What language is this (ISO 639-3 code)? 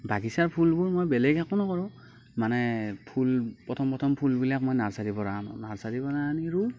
asm